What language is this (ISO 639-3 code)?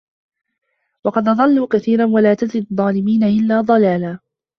ara